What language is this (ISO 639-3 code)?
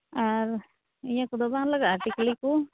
sat